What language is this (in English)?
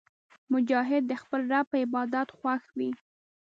Pashto